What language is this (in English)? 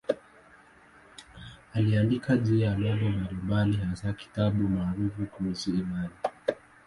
Swahili